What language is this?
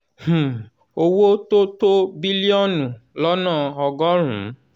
Yoruba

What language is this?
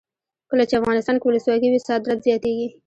Pashto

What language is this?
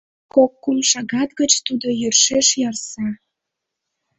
Mari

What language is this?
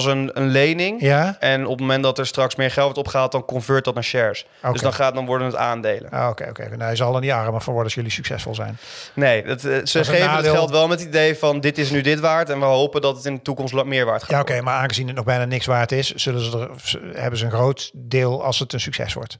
Dutch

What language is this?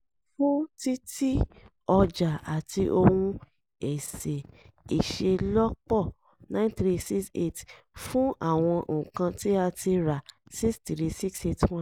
Yoruba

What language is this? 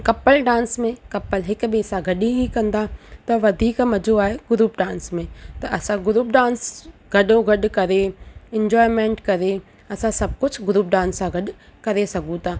Sindhi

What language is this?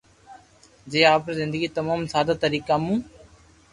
Loarki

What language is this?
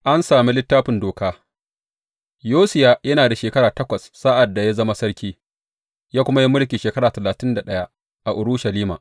Hausa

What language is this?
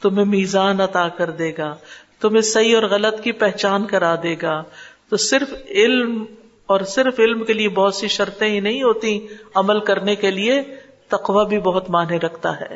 Urdu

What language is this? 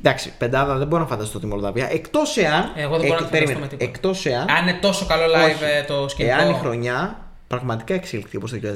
Greek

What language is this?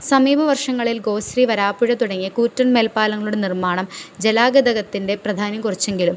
Malayalam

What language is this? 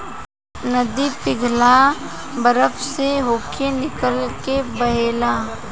Bhojpuri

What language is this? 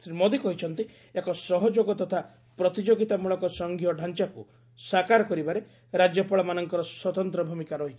Odia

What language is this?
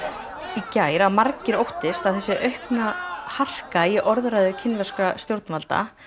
Icelandic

